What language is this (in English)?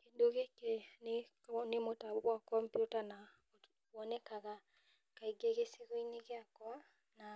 Kikuyu